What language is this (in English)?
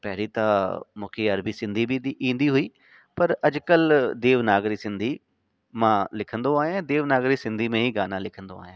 Sindhi